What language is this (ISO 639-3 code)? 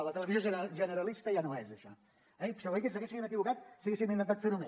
cat